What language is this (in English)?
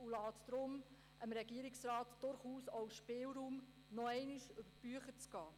Swiss German